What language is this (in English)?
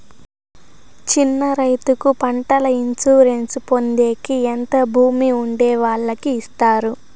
Telugu